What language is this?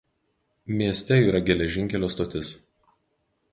Lithuanian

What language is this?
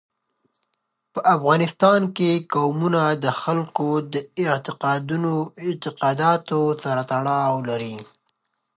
Pashto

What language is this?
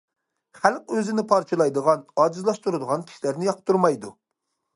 Uyghur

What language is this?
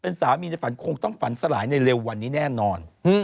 Thai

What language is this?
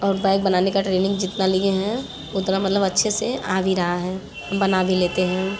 Hindi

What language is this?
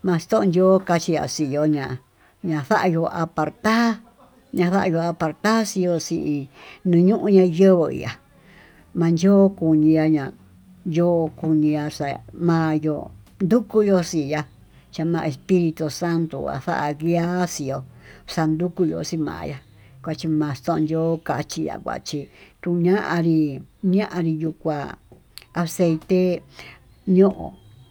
Tututepec Mixtec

